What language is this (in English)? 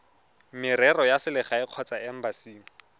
Tswana